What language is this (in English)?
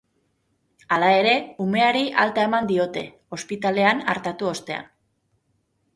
Basque